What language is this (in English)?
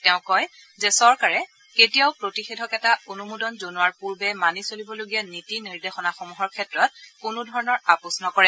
Assamese